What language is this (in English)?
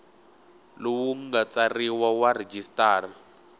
Tsonga